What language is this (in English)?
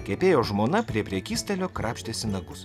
Lithuanian